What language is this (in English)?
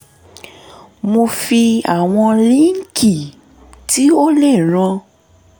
Yoruba